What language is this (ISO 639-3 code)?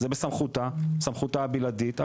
heb